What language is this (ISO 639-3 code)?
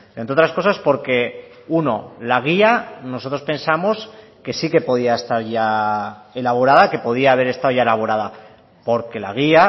spa